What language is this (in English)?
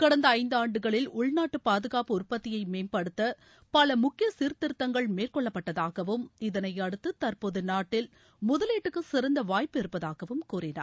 Tamil